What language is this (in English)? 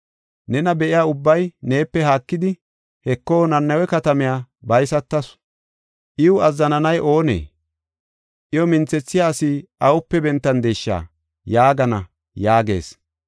Gofa